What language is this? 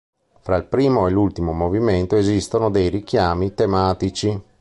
Italian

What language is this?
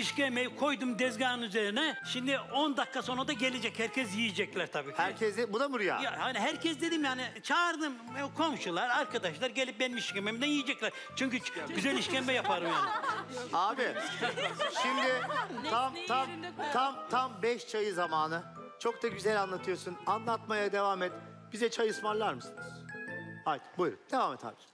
Turkish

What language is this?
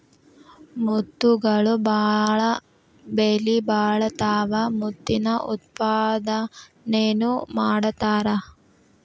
Kannada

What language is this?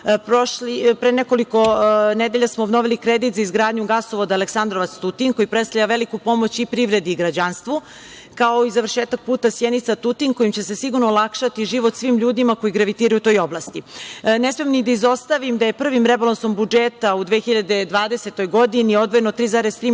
Serbian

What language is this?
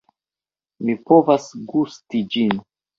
Esperanto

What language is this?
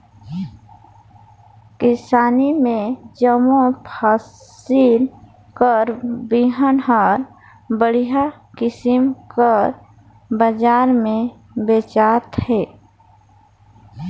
Chhattisgarhi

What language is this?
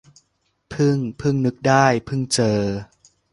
Thai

